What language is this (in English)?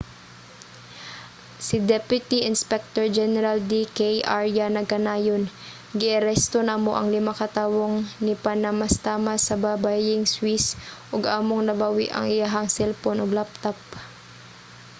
Cebuano